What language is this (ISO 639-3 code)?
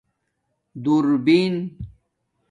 dmk